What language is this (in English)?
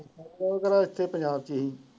Punjabi